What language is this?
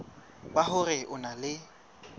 Southern Sotho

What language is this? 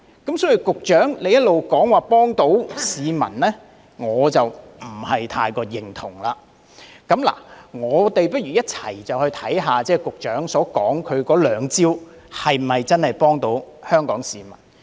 Cantonese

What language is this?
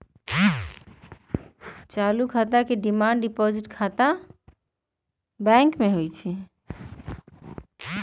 Magahi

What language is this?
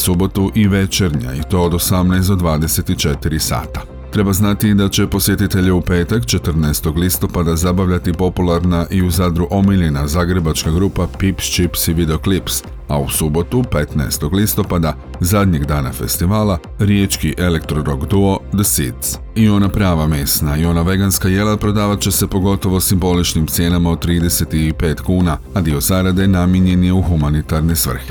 Croatian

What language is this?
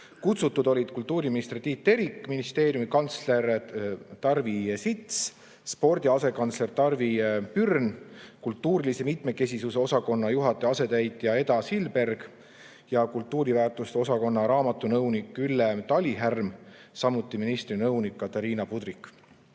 Estonian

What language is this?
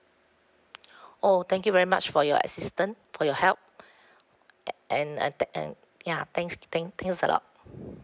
English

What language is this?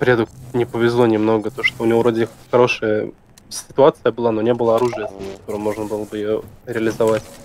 Russian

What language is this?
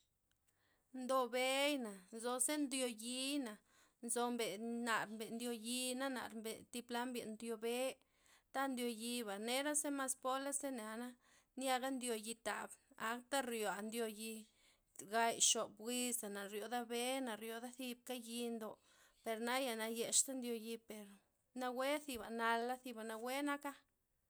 Loxicha Zapotec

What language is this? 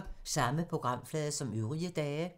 Danish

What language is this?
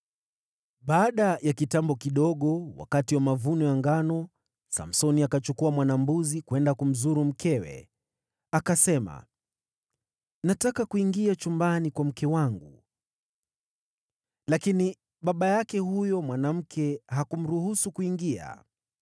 Swahili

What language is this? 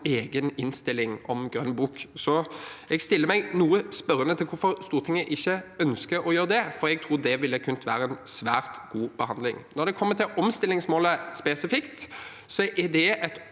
Norwegian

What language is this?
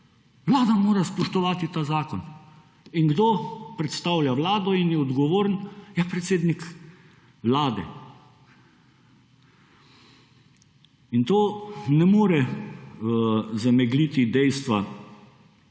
Slovenian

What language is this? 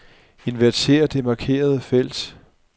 Danish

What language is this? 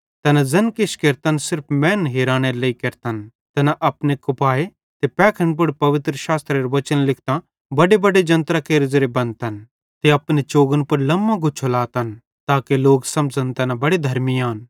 Bhadrawahi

